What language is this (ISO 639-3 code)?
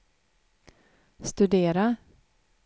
swe